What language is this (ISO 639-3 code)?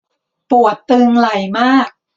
tha